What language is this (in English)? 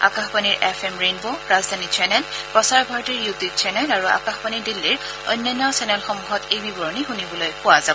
Assamese